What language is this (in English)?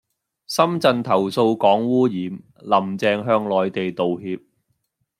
Cantonese